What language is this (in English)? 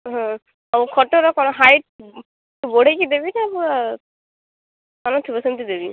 Odia